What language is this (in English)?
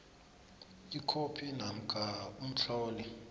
South Ndebele